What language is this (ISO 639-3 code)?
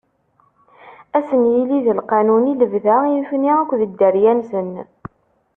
kab